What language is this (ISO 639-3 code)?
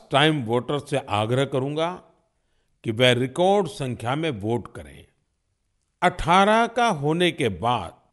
hin